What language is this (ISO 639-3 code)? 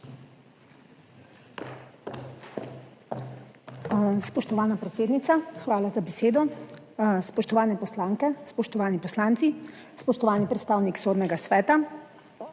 slv